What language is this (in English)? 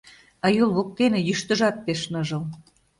Mari